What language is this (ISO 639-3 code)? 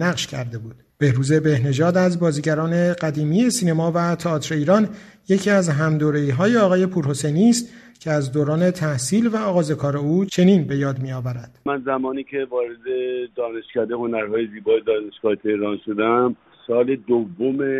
fas